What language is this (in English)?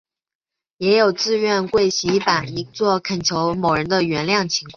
Chinese